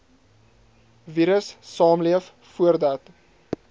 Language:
Afrikaans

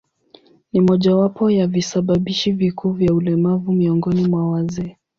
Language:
Swahili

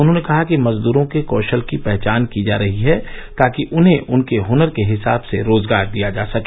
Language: Hindi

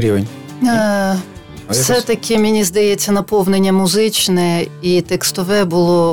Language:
Ukrainian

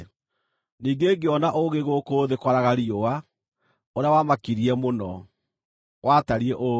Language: Kikuyu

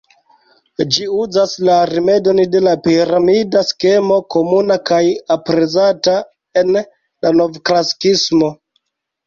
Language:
Esperanto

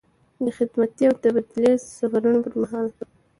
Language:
Pashto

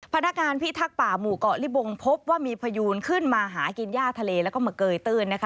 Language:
Thai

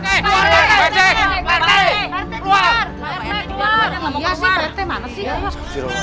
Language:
Indonesian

